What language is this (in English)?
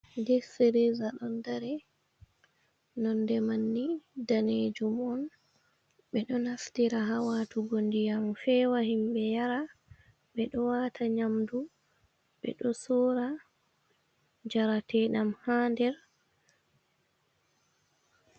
Fula